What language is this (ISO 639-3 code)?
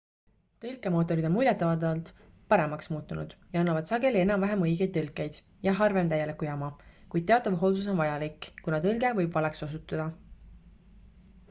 est